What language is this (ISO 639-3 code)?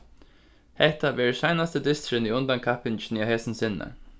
fao